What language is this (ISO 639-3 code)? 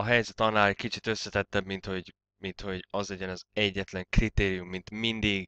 hun